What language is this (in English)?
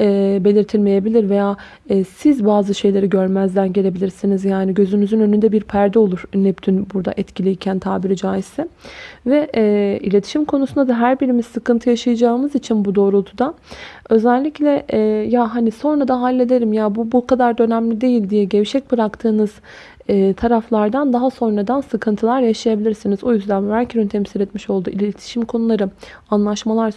Turkish